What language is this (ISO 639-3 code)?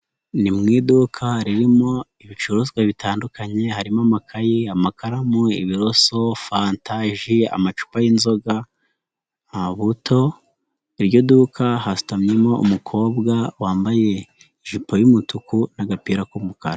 kin